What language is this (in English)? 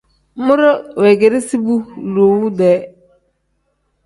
Tem